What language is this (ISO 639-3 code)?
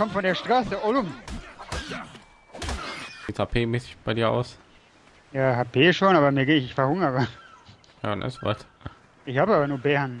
deu